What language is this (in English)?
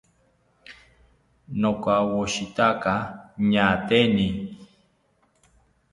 South Ucayali Ashéninka